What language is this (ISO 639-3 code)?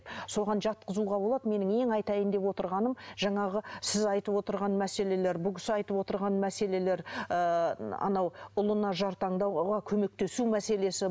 kaz